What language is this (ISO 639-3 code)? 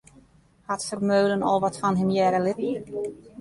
fry